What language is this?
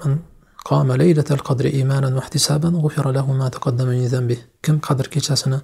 Turkish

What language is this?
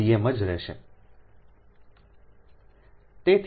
Gujarati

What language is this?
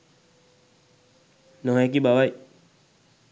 Sinhala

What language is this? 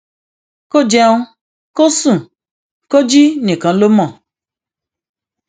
Yoruba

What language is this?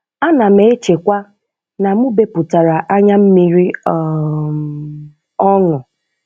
Igbo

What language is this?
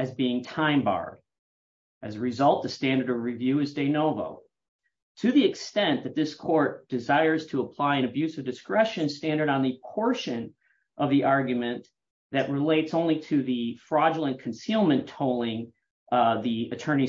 English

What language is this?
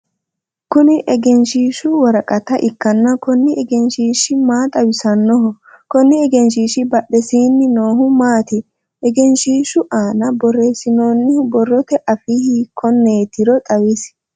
Sidamo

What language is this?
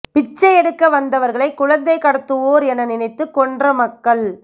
Tamil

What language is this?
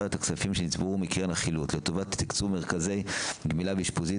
Hebrew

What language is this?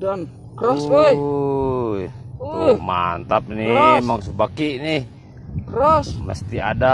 Indonesian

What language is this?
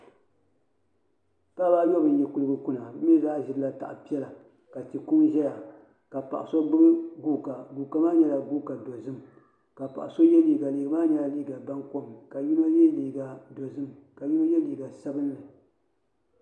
Dagbani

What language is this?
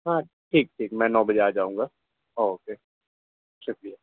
Urdu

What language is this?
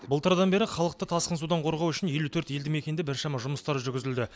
Kazakh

